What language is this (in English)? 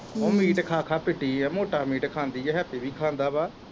Punjabi